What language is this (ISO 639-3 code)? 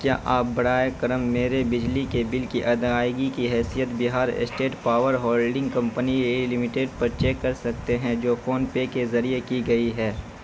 urd